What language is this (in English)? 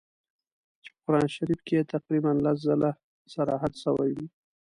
Pashto